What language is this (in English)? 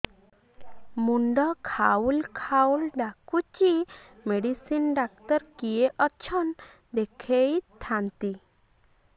Odia